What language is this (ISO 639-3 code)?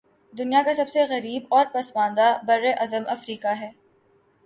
urd